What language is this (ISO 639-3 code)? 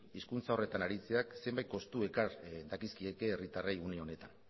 eus